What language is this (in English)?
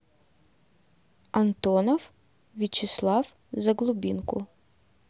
Russian